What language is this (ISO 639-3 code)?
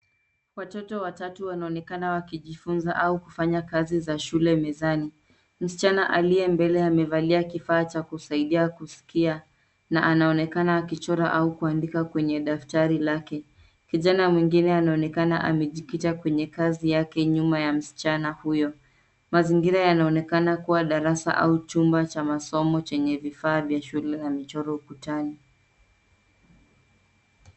swa